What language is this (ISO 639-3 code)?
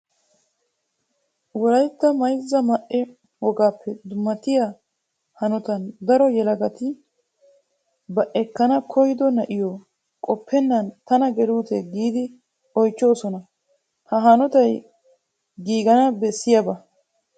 wal